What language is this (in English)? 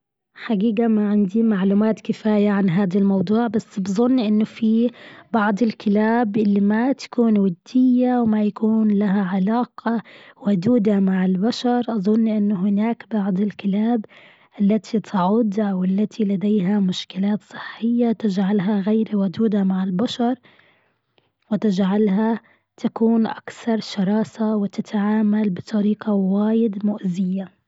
Gulf Arabic